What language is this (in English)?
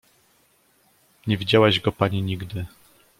Polish